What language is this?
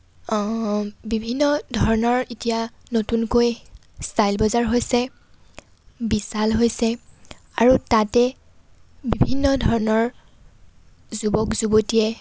Assamese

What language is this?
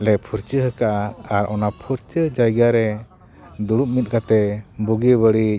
Santali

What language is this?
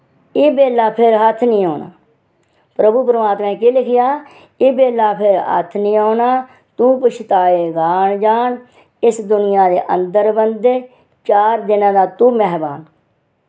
Dogri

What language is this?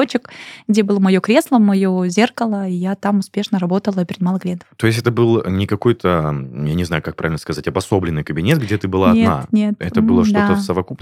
Russian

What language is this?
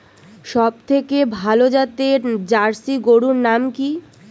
Bangla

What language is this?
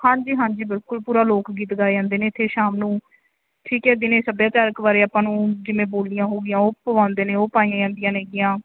Punjabi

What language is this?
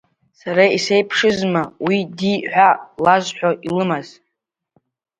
Abkhazian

